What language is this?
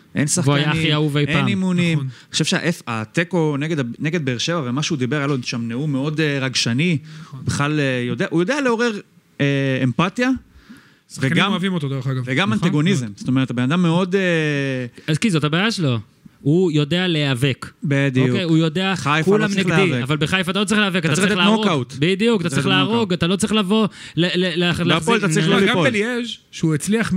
Hebrew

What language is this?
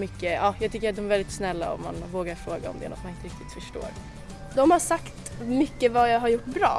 Swedish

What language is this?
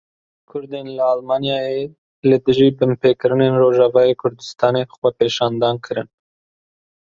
Kurdish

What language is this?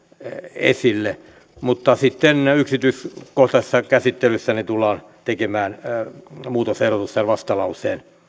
Finnish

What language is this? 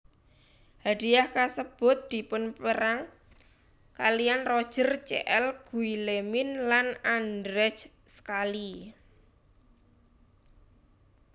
Javanese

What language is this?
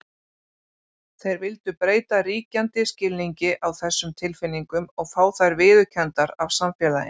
Icelandic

